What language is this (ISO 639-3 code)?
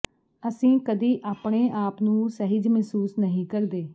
pan